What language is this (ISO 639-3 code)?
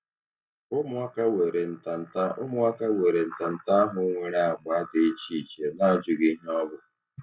ibo